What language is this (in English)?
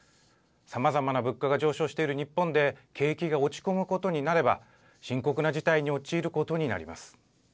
Japanese